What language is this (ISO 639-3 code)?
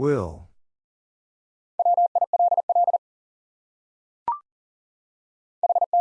eng